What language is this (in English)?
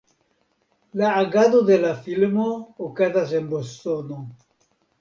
Esperanto